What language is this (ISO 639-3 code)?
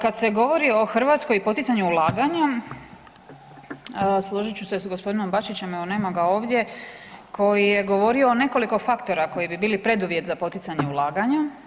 hrv